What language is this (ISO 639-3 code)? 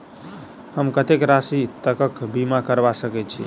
mai